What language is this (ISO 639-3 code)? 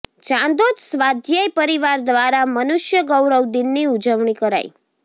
guj